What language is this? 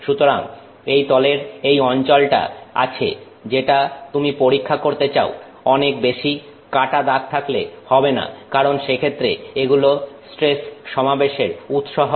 Bangla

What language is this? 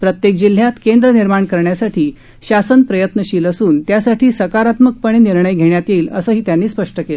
Marathi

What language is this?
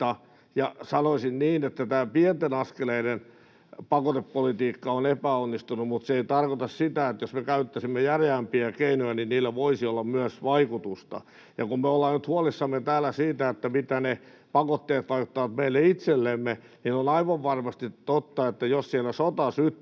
Finnish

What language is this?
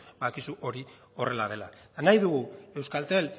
Basque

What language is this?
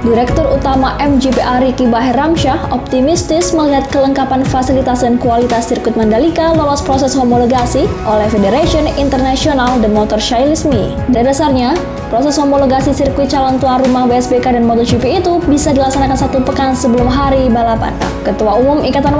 Indonesian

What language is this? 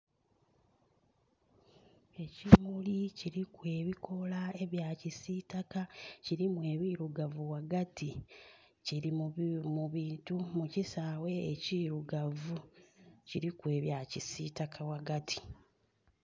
Soga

